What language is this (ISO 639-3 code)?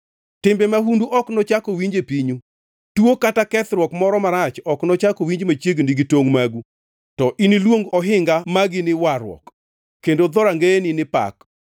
luo